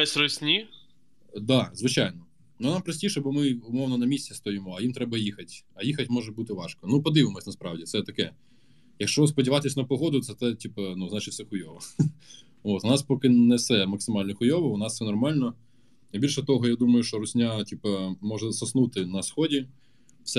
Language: Ukrainian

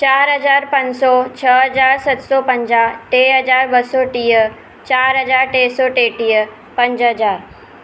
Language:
Sindhi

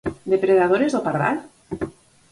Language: Galician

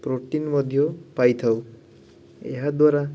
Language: Odia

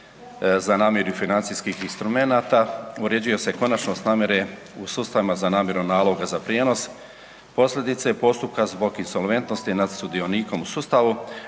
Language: Croatian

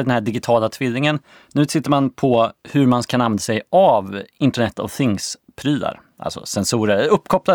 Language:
Swedish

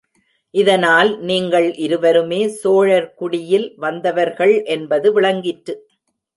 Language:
Tamil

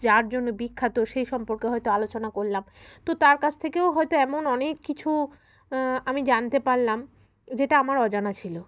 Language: Bangla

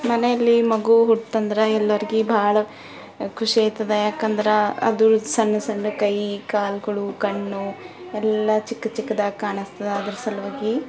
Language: Kannada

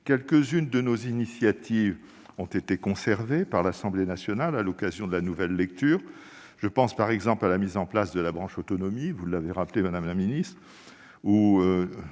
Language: French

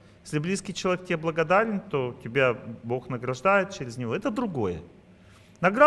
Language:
Russian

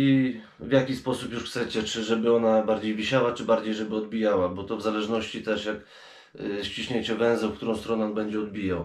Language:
Polish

